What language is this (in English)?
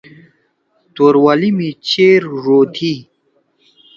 Torwali